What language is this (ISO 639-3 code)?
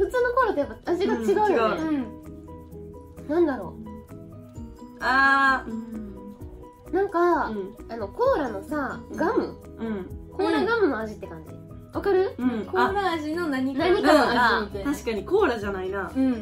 jpn